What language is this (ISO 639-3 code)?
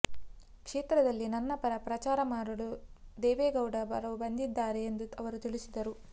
kan